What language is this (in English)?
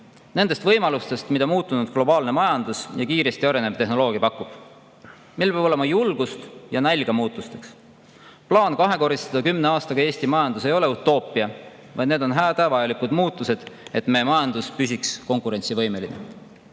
Estonian